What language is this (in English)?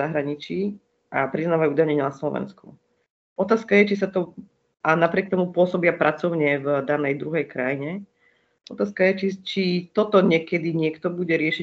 Slovak